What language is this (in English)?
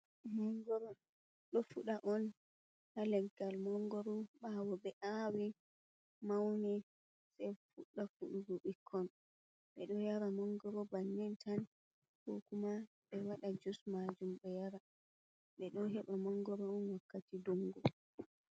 Fula